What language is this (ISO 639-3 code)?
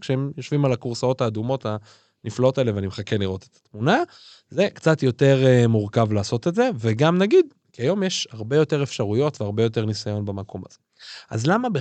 heb